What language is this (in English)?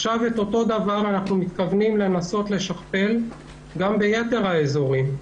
Hebrew